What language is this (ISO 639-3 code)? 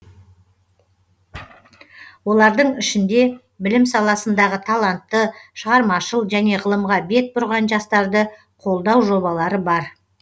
kaz